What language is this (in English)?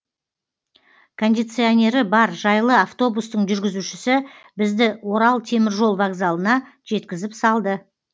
Kazakh